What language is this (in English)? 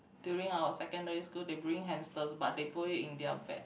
English